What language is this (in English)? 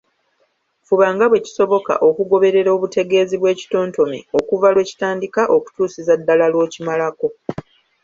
Ganda